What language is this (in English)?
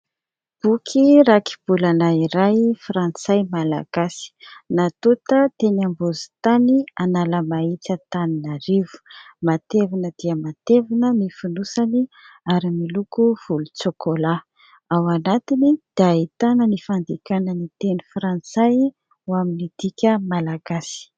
Malagasy